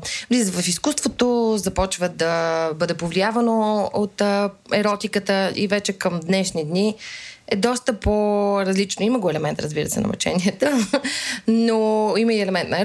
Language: Bulgarian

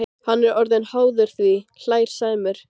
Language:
Icelandic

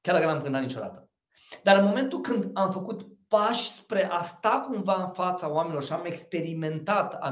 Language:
Romanian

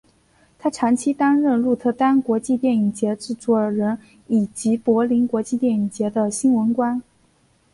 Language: Chinese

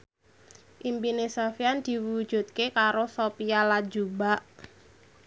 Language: Javanese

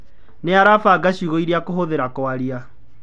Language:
Kikuyu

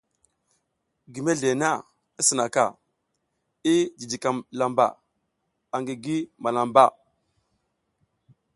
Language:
South Giziga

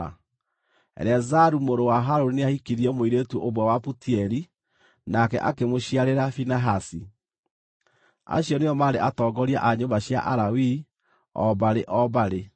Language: Kikuyu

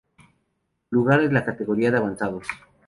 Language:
Spanish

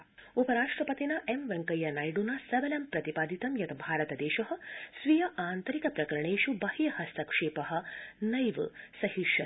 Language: Sanskrit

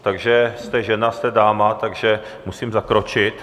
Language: Czech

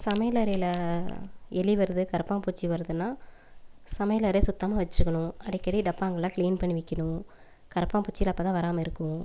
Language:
Tamil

